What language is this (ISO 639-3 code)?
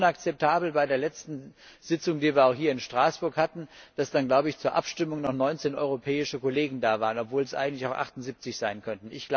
deu